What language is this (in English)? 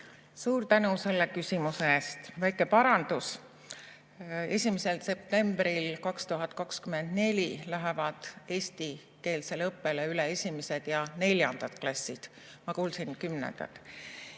Estonian